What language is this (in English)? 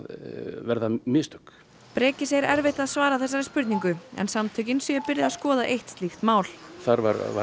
Icelandic